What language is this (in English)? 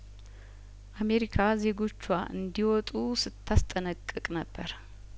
Amharic